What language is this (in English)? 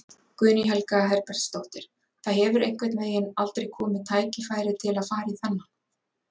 Icelandic